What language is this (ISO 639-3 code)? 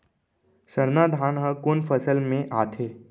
hne